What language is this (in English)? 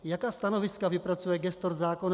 Czech